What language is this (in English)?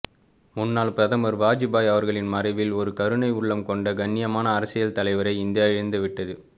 Tamil